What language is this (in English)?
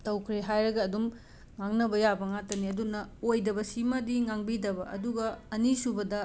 Manipuri